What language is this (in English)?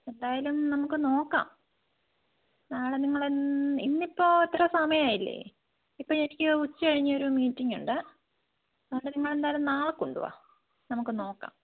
Malayalam